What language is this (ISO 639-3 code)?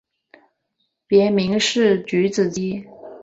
zho